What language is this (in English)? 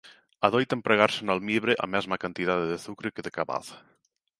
Galician